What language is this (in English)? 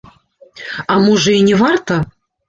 Belarusian